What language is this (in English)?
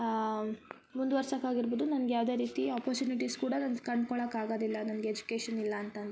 Kannada